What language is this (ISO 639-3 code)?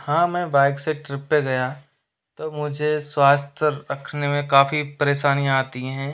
hin